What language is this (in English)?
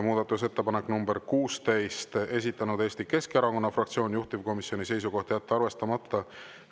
Estonian